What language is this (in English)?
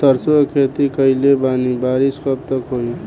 Bhojpuri